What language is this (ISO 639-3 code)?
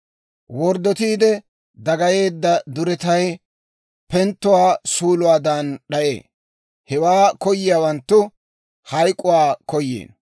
dwr